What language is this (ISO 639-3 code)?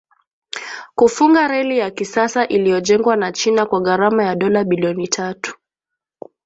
swa